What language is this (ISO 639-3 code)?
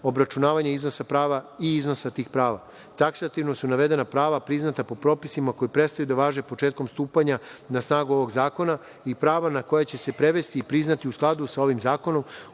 srp